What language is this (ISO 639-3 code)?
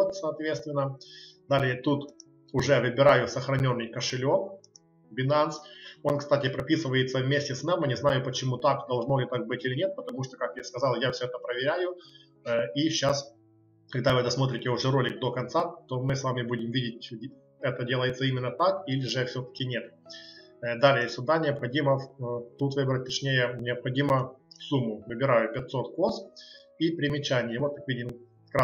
rus